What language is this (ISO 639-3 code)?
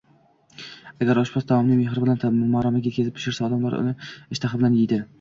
uzb